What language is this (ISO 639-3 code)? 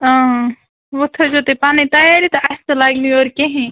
kas